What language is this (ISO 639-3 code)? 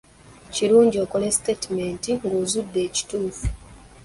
lug